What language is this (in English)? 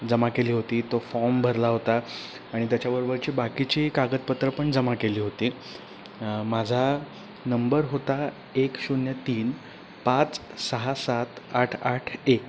Marathi